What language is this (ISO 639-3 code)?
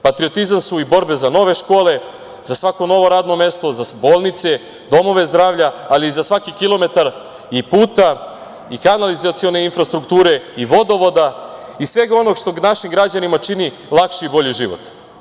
srp